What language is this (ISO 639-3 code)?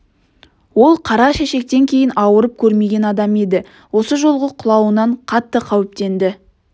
kaz